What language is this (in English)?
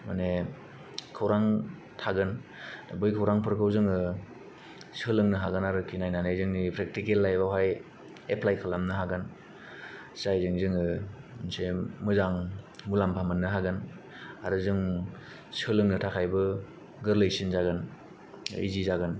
Bodo